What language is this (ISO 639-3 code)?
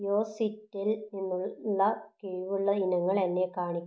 mal